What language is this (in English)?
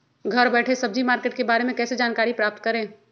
Magahi